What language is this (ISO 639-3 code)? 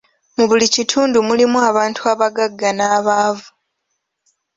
lug